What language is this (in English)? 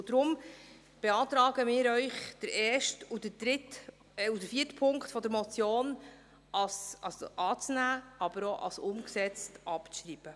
Swiss German